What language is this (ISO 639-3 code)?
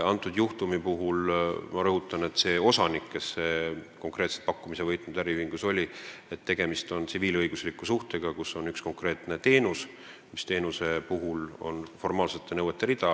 est